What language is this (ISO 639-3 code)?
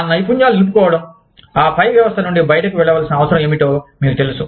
tel